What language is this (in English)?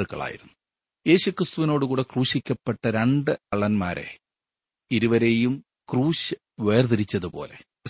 Malayalam